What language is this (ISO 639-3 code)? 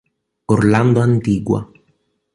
ita